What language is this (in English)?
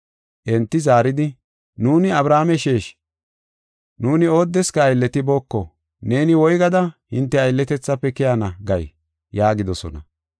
Gofa